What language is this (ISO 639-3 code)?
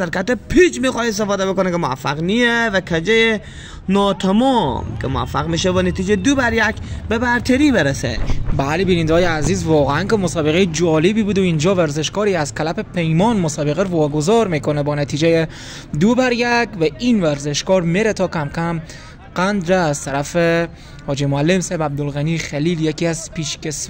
fas